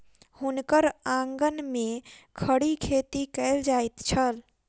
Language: Maithili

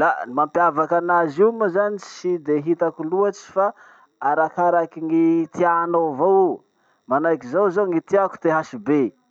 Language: Masikoro Malagasy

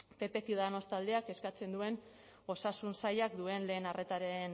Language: Basque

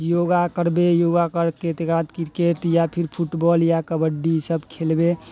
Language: Maithili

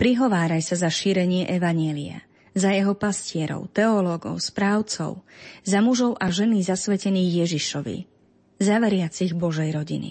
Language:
Slovak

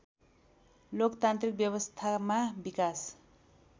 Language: Nepali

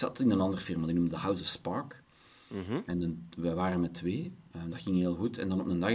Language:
Dutch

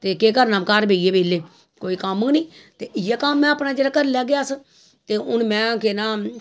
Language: Dogri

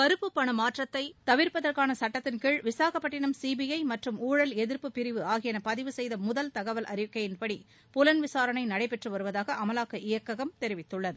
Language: Tamil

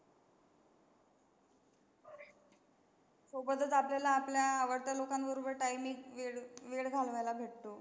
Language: Marathi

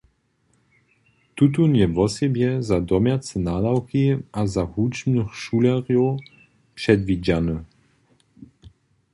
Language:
Upper Sorbian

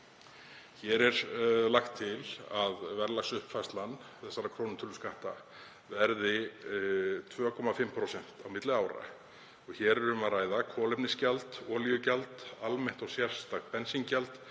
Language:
Icelandic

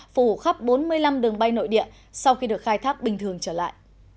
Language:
Vietnamese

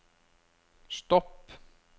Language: Norwegian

